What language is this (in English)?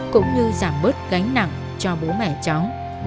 Vietnamese